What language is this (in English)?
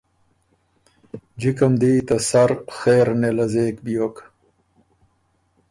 Ormuri